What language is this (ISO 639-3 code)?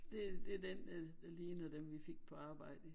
dan